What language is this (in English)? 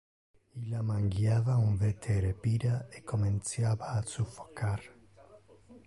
Interlingua